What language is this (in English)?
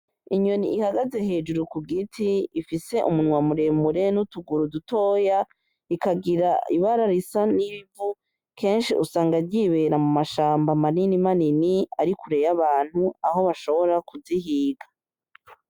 Rundi